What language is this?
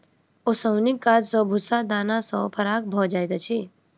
Maithili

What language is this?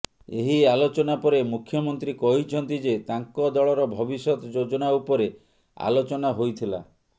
Odia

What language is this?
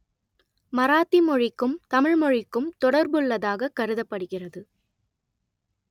Tamil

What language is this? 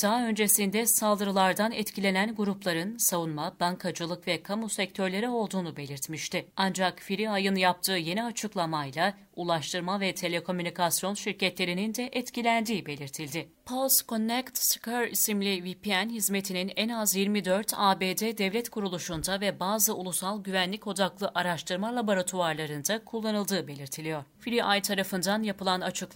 Turkish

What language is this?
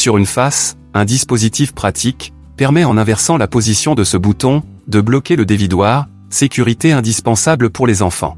French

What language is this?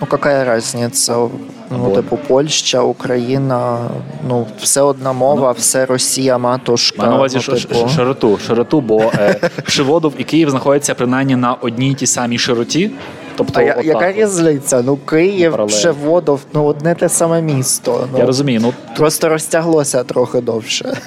Ukrainian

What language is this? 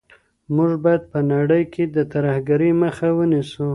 Pashto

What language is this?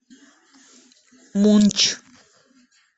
Russian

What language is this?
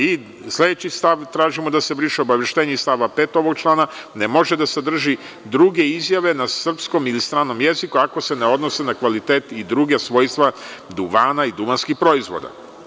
Serbian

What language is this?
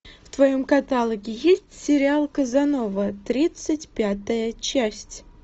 Russian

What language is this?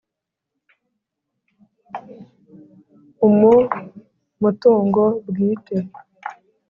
Kinyarwanda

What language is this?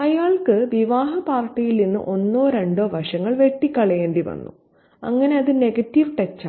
Malayalam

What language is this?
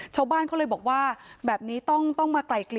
Thai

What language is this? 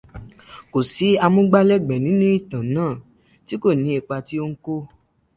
Yoruba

